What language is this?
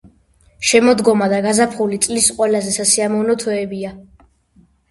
Georgian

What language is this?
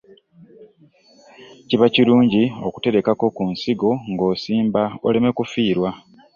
Ganda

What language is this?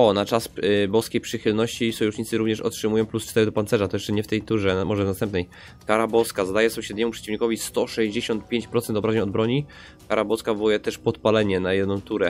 Polish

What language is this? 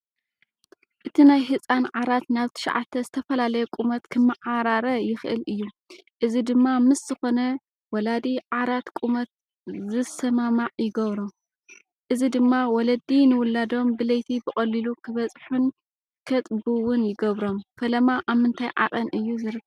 Tigrinya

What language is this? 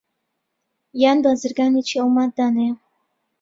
Central Kurdish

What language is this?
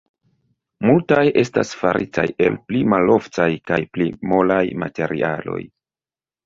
Esperanto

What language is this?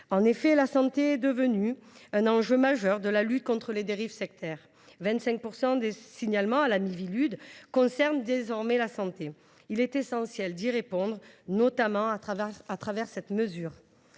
French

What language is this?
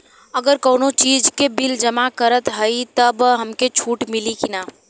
Bhojpuri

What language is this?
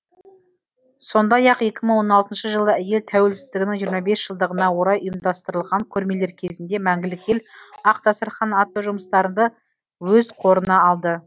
Kazakh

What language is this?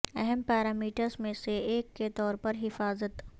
Urdu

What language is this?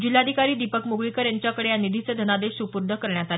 Marathi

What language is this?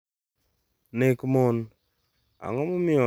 Luo (Kenya and Tanzania)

